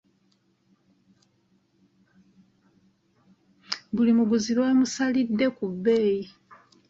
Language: Ganda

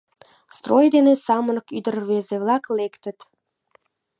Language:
Mari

